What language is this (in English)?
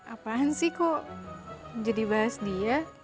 Indonesian